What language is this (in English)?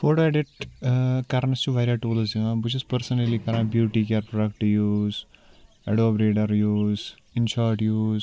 Kashmiri